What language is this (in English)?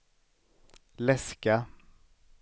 Swedish